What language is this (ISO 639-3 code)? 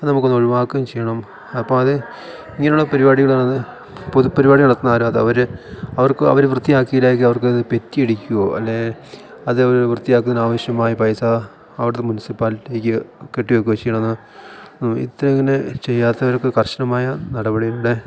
mal